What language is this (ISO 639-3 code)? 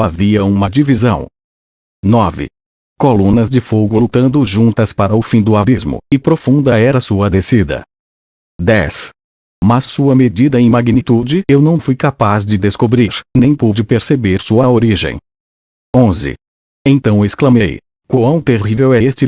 por